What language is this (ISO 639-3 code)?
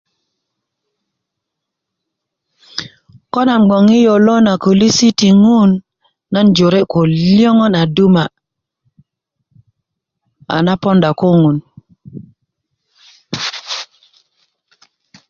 ukv